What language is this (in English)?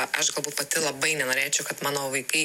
Lithuanian